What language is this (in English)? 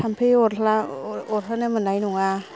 Bodo